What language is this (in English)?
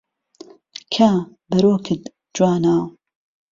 Central Kurdish